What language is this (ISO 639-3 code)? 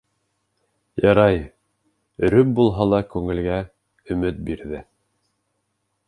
bak